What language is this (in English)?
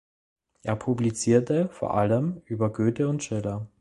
German